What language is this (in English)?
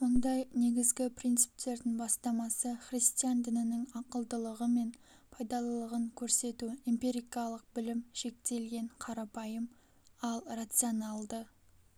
Kazakh